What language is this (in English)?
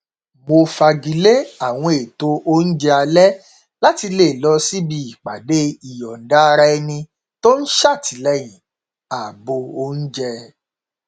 Yoruba